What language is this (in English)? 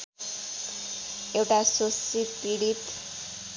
Nepali